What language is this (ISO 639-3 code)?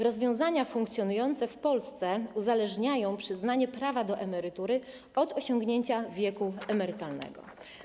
pol